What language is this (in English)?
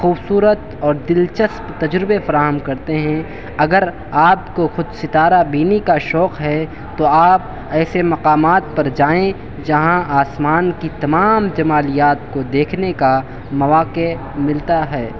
Urdu